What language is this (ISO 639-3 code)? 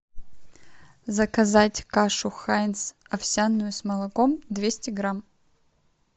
rus